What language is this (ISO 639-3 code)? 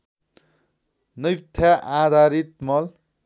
nep